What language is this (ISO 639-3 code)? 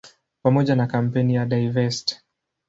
swa